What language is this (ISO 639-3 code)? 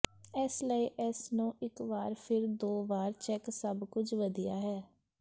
pan